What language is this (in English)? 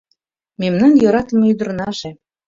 Mari